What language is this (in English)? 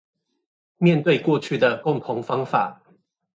Chinese